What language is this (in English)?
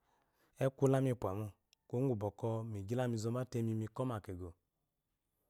Eloyi